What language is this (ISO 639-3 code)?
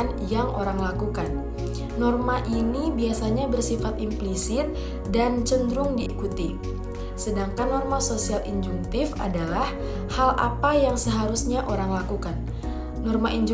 ind